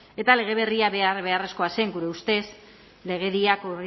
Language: Basque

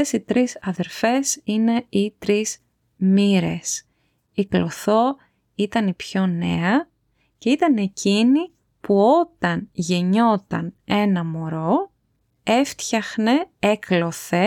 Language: Greek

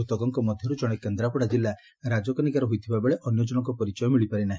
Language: Odia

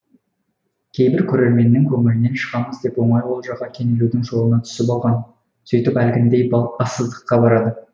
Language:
Kazakh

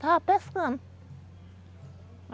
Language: Portuguese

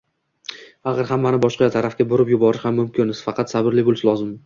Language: Uzbek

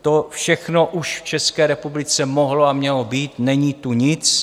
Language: Czech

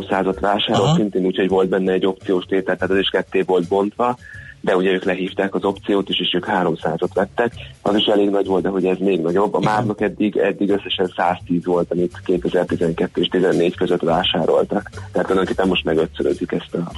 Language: Hungarian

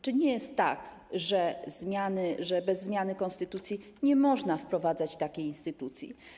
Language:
Polish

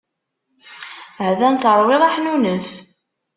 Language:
Kabyle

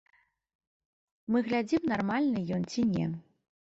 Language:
Belarusian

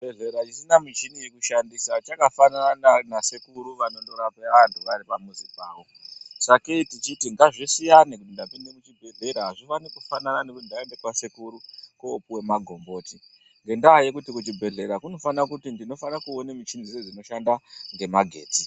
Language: Ndau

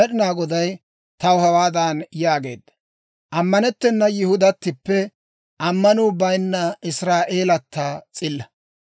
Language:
Dawro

